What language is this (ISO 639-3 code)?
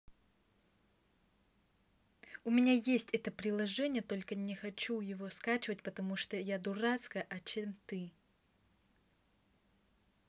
rus